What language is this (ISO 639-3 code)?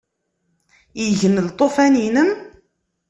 kab